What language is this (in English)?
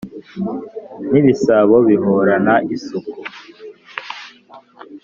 Kinyarwanda